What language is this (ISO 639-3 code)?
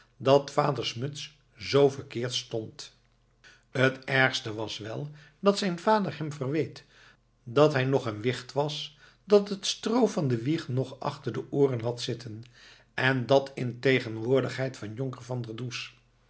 nld